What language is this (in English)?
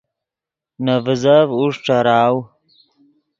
Yidgha